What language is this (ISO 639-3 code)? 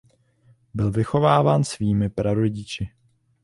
ces